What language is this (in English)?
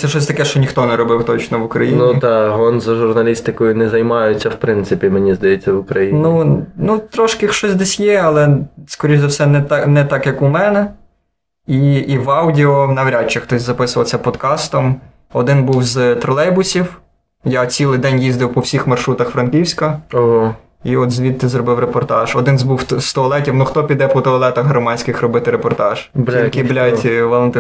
Ukrainian